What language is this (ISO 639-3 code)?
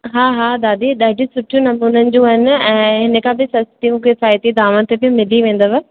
snd